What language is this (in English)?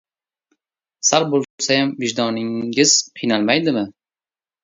Uzbek